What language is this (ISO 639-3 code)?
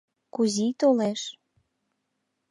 chm